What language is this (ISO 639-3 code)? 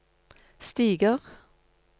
nor